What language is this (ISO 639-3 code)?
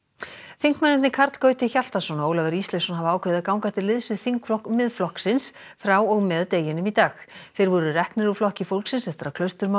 isl